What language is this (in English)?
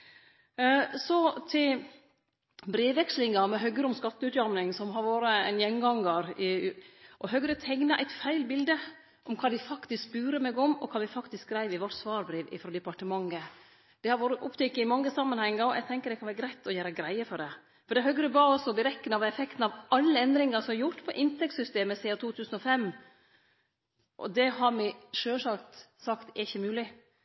Norwegian Nynorsk